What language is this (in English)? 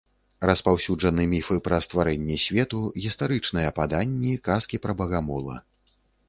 Belarusian